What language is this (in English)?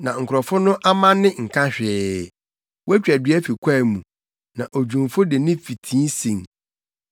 Akan